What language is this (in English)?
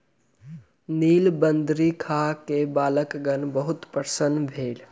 Maithili